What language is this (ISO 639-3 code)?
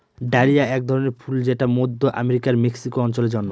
ben